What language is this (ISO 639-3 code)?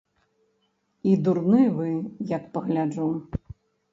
bel